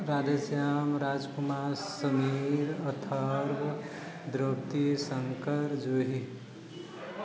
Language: Maithili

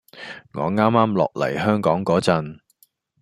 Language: Cantonese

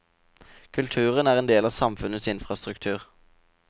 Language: Norwegian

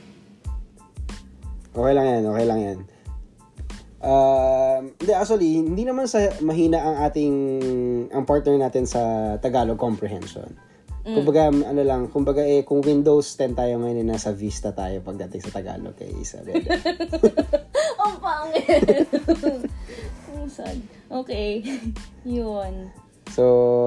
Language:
Filipino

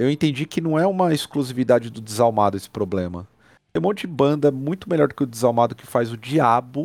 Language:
Portuguese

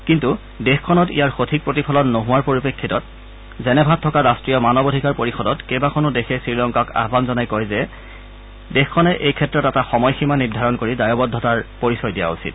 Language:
Assamese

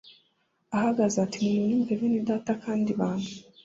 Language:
Kinyarwanda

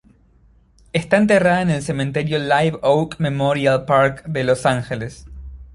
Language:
Spanish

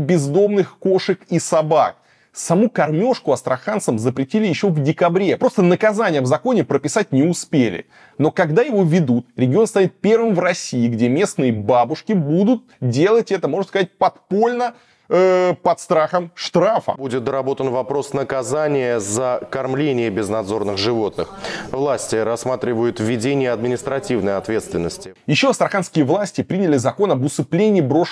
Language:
Russian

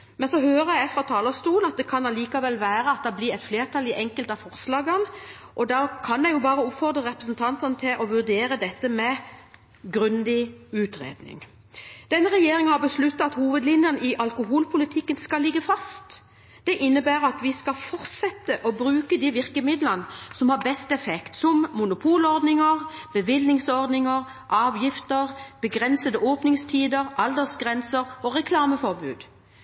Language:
Norwegian Bokmål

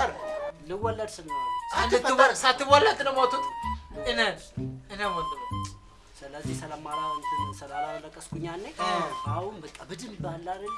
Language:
Amharic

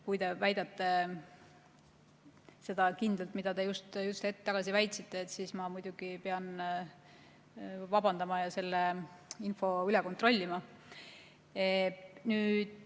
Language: Estonian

